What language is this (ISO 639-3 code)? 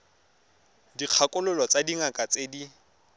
tsn